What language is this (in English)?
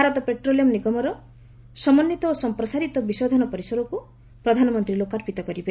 Odia